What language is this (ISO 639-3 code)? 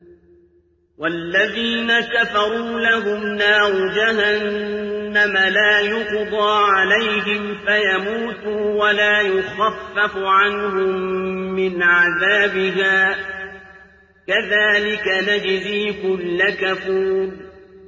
ara